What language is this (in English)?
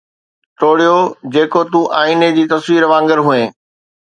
Sindhi